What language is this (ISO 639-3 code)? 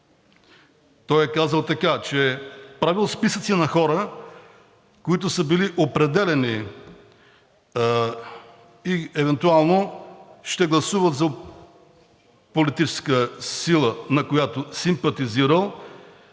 bul